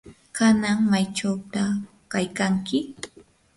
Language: Yanahuanca Pasco Quechua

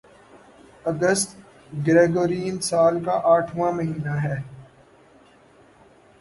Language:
Urdu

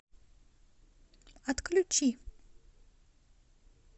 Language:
Russian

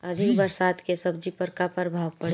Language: Bhojpuri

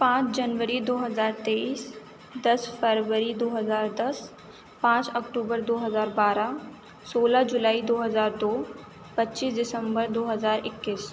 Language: Urdu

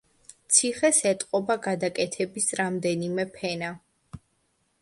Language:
Georgian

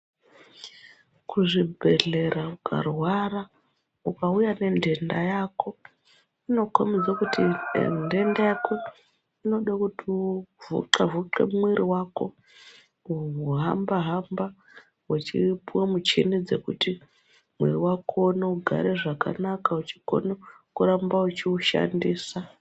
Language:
Ndau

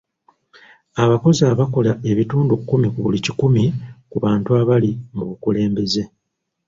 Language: Ganda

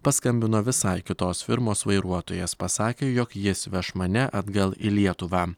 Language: Lithuanian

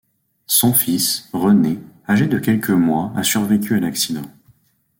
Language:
French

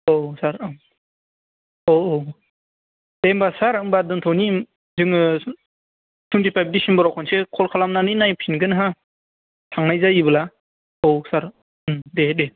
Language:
Bodo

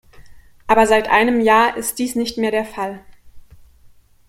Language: German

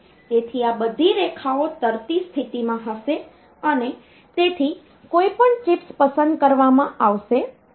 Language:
Gujarati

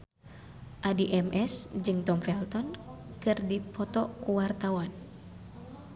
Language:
Sundanese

